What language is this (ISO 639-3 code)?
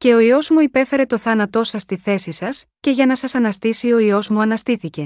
ell